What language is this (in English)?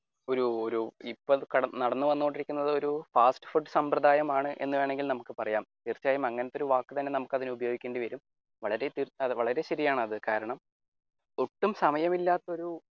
Malayalam